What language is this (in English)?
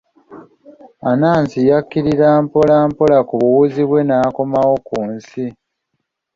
Ganda